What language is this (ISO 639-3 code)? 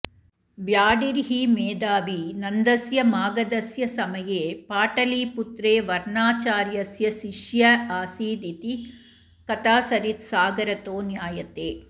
san